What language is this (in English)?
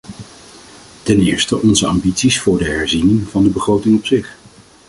Dutch